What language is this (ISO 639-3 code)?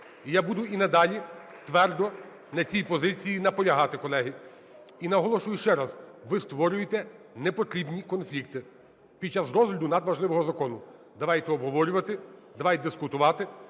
ukr